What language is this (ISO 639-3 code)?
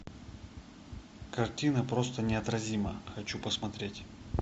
rus